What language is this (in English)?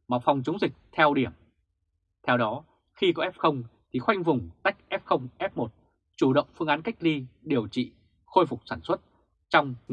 Vietnamese